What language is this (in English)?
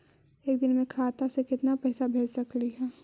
Magahi